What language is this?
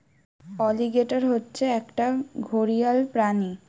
Bangla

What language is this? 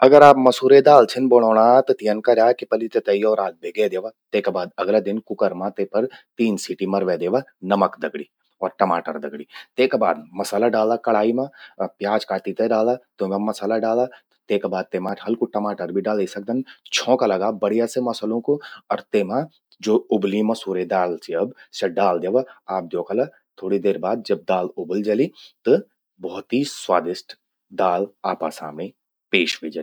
Garhwali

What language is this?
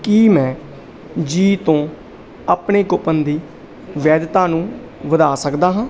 Punjabi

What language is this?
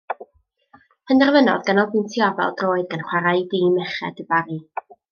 Welsh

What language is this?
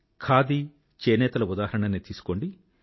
Telugu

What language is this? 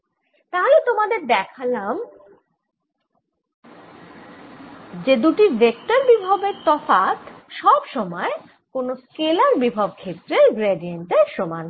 Bangla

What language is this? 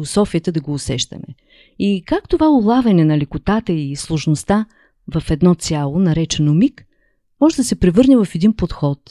Bulgarian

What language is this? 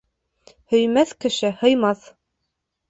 Bashkir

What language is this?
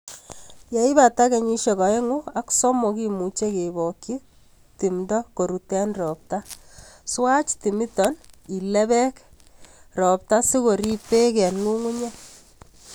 Kalenjin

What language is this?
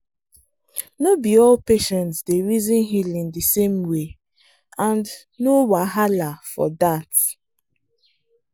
Nigerian Pidgin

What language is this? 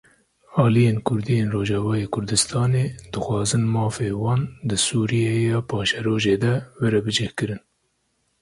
Kurdish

